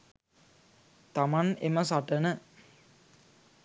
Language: Sinhala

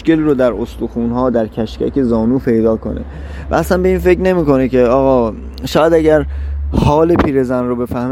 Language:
Persian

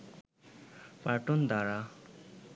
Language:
Bangla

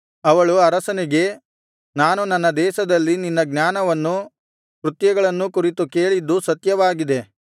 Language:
Kannada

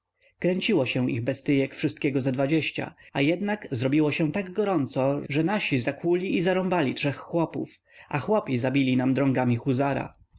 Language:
Polish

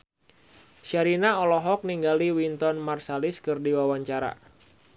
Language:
Sundanese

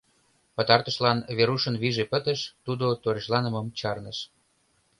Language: Mari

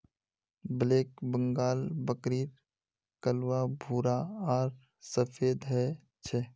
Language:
Magahi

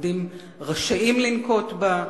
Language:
Hebrew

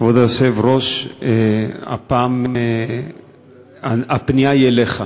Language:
Hebrew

